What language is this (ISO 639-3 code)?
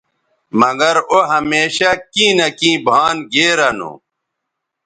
btv